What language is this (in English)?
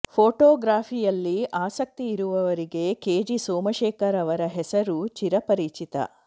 Kannada